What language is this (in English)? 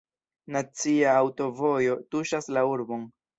Esperanto